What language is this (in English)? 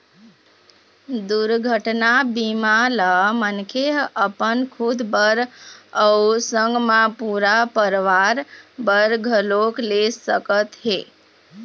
Chhattisgarhi